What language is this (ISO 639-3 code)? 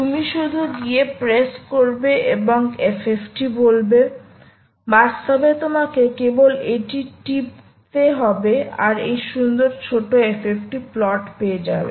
ben